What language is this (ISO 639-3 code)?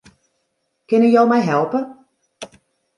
fry